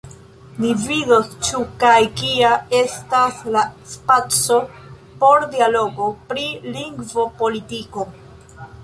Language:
Esperanto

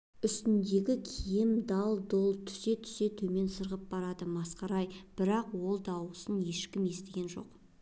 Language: Kazakh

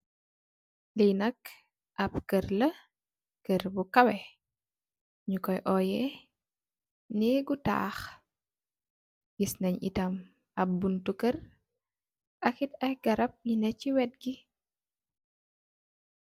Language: Wolof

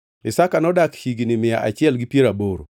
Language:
Luo (Kenya and Tanzania)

